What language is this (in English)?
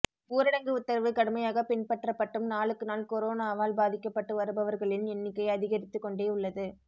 Tamil